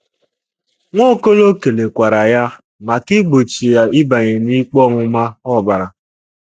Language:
Igbo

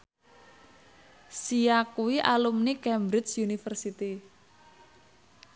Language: Javanese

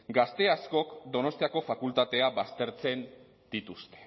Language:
Basque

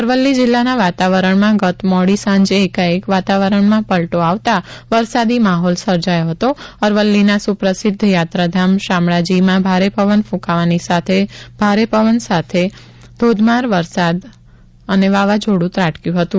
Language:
Gujarati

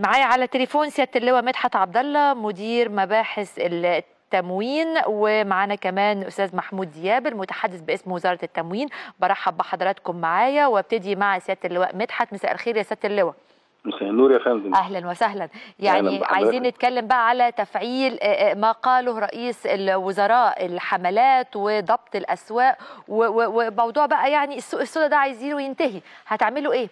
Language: Arabic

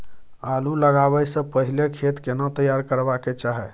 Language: Maithili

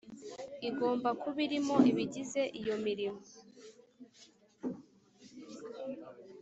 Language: Kinyarwanda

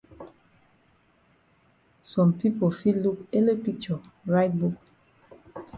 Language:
Cameroon Pidgin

